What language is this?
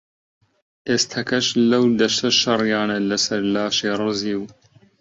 Central Kurdish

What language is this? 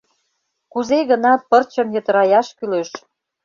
Mari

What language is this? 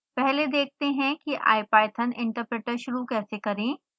Hindi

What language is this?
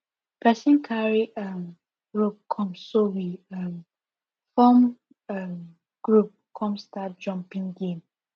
Nigerian Pidgin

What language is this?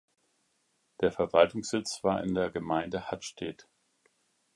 German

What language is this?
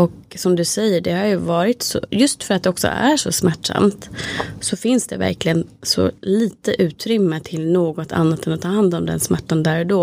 Swedish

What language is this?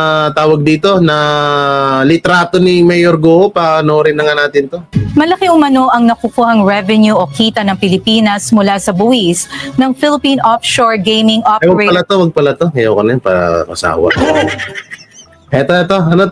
Filipino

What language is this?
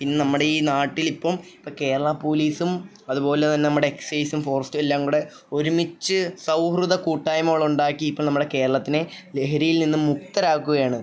Malayalam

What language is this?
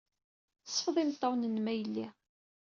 Kabyle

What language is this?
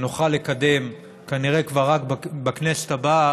Hebrew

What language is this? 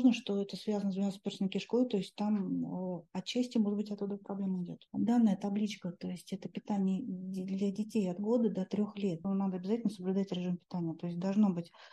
Russian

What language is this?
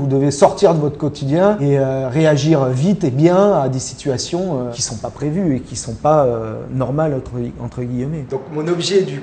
French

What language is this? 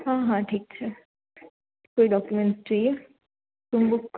Gujarati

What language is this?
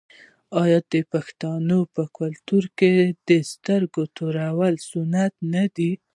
Pashto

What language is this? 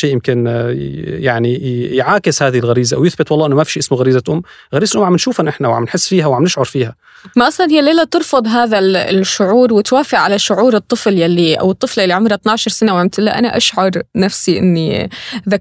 Arabic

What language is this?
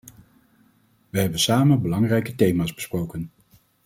Dutch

